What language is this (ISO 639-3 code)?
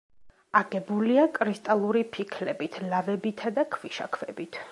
kat